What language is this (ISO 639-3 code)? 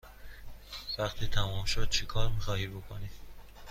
fas